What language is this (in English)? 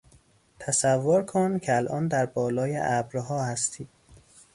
Persian